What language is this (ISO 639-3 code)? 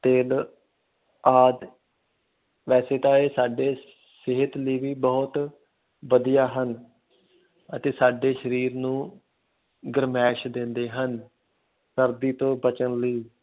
pan